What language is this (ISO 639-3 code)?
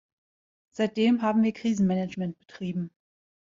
deu